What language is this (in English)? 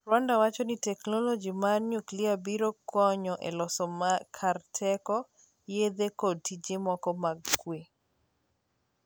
Luo (Kenya and Tanzania)